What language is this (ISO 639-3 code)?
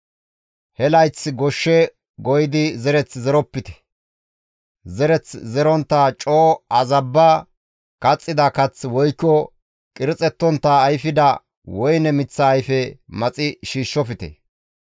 gmv